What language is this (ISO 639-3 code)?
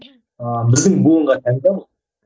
kaz